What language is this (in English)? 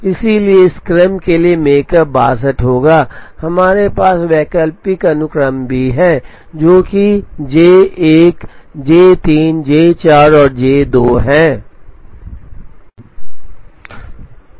Hindi